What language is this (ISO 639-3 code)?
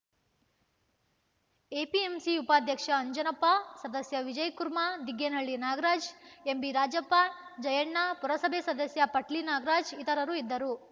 kan